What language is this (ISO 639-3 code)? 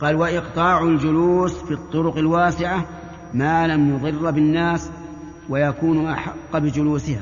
ara